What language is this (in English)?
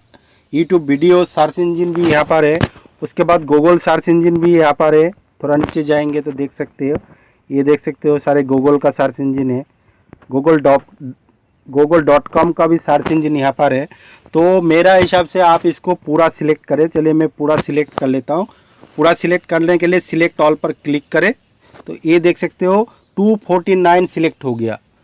Hindi